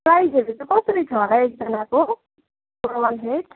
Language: Nepali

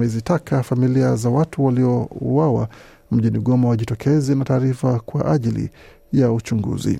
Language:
Swahili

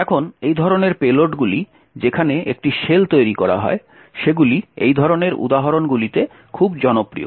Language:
Bangla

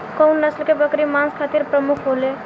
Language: Bhojpuri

